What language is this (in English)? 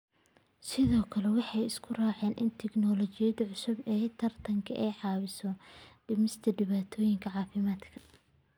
Somali